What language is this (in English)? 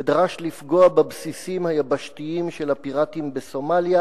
Hebrew